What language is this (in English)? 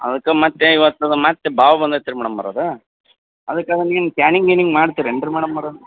Kannada